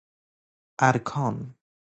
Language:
Persian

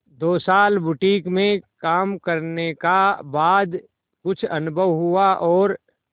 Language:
Hindi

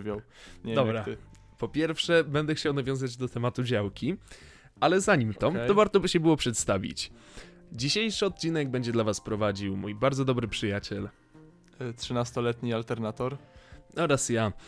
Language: Polish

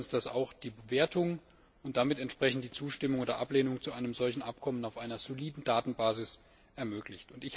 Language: German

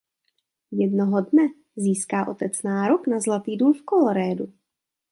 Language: Czech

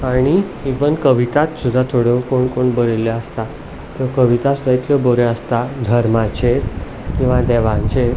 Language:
Konkani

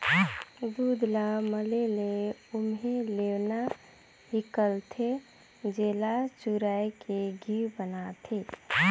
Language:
Chhattisgarhi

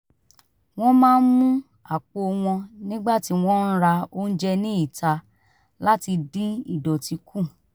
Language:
Yoruba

